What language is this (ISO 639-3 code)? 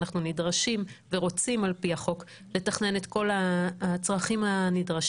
heb